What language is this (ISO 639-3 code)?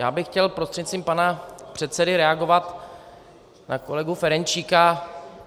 ces